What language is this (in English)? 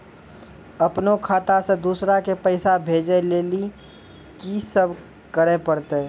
Maithili